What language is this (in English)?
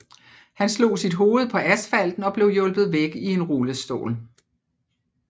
Danish